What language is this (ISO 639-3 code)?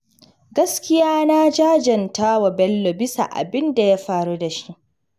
hau